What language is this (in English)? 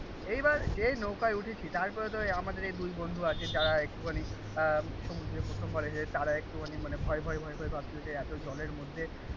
Bangla